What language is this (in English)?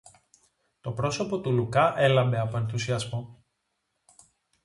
Greek